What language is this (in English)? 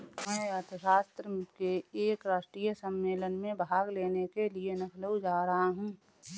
Hindi